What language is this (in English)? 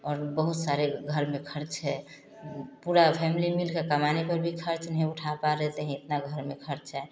Hindi